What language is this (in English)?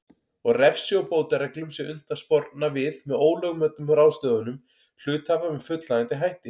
Icelandic